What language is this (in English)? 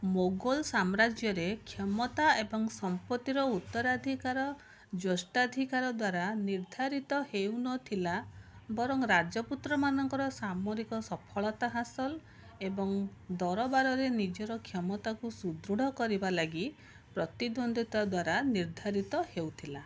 Odia